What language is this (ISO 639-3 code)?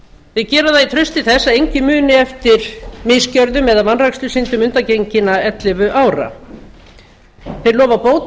isl